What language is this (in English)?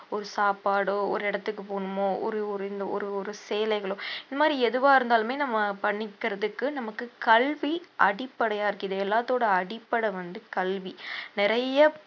Tamil